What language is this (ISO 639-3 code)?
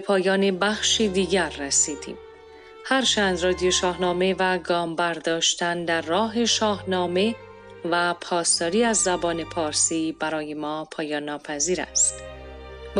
fas